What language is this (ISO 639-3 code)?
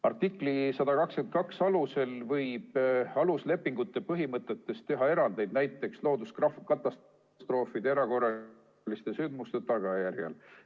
est